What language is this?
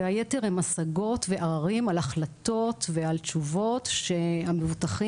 Hebrew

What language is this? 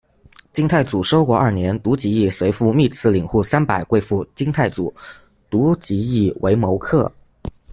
Chinese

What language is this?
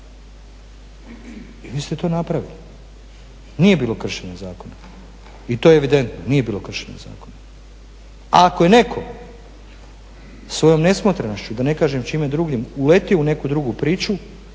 Croatian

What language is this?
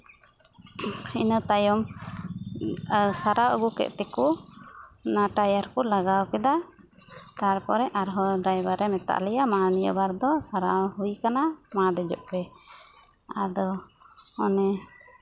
Santali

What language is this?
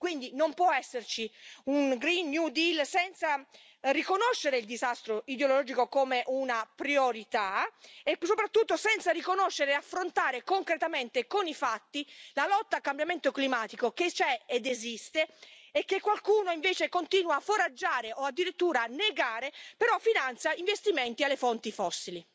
Italian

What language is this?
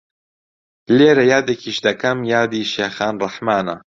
Central Kurdish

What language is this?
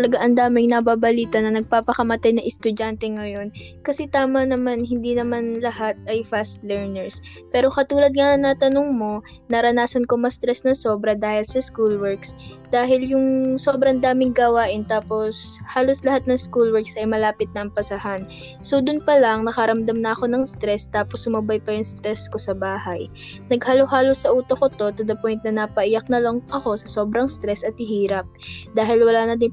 Filipino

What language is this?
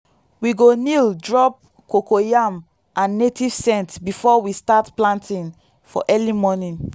Nigerian Pidgin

